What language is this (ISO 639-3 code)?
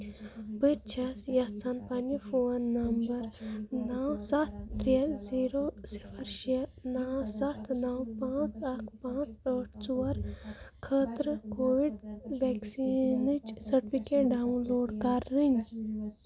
kas